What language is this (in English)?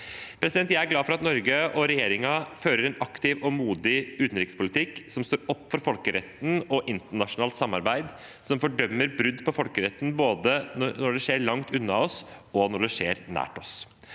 Norwegian